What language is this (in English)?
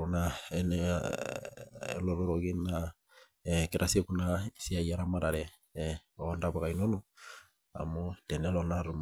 Masai